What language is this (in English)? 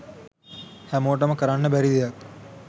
Sinhala